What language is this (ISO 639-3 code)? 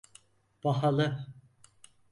tur